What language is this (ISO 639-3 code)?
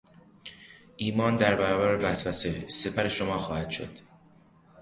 fas